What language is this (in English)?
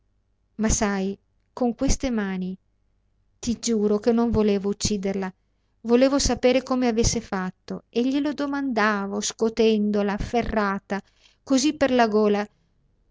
Italian